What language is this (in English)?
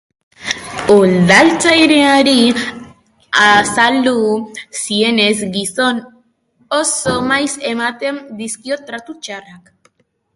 Basque